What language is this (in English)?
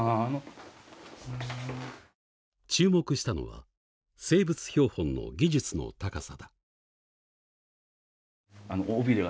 Japanese